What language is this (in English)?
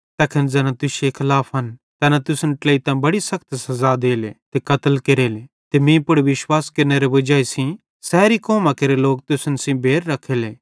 Bhadrawahi